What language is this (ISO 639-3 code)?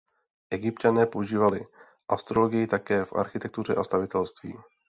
ces